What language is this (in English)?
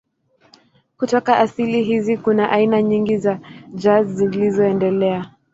Swahili